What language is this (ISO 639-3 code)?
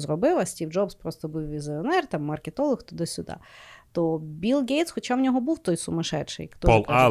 ukr